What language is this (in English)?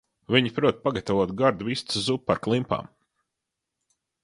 Latvian